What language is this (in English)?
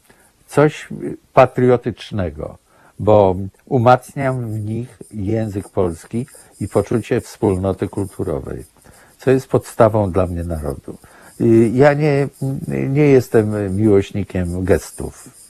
Polish